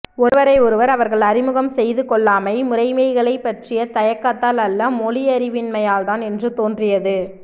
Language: Tamil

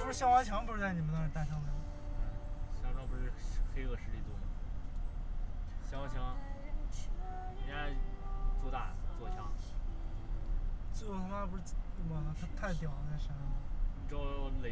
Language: Chinese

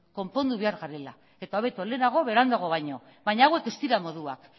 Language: Basque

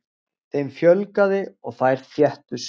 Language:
Icelandic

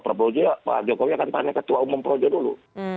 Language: Indonesian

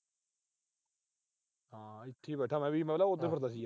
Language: Punjabi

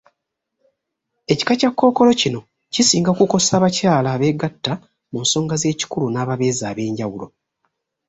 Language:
Ganda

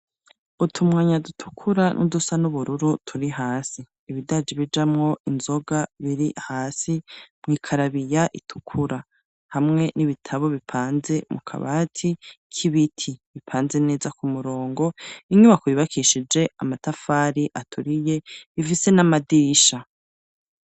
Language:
Rundi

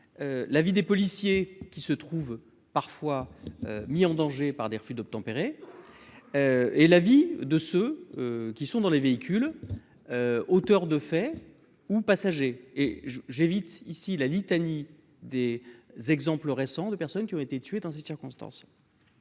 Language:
French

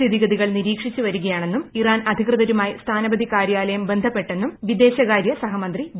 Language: Malayalam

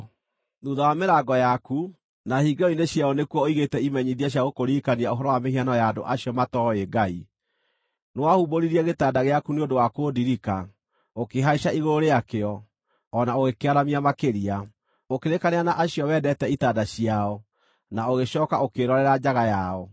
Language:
Kikuyu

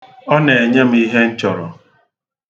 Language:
Igbo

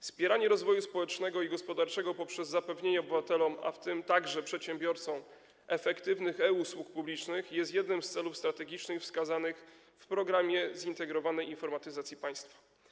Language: Polish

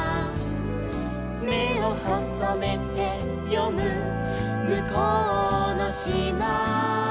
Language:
Japanese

